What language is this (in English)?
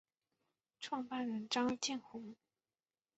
Chinese